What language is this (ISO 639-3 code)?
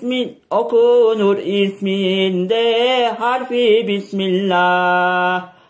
tur